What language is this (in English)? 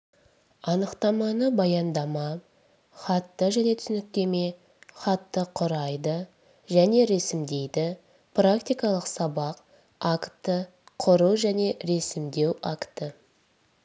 Kazakh